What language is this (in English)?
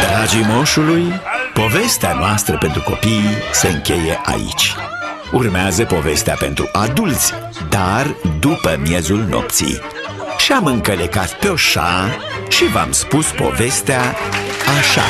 Romanian